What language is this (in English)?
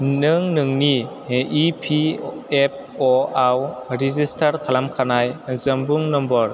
Bodo